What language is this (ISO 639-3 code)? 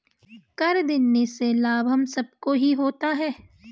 hin